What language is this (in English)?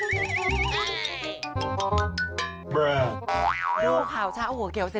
Thai